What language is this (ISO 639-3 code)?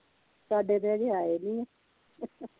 pan